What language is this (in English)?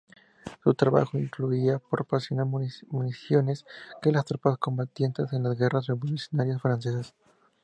Spanish